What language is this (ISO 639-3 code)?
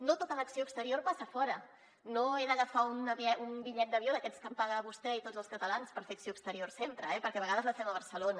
cat